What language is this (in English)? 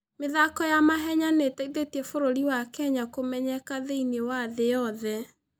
Kikuyu